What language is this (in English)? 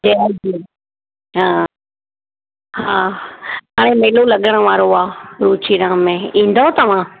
Sindhi